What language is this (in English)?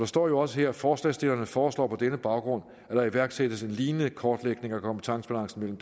Danish